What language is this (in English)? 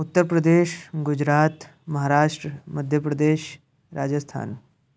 Urdu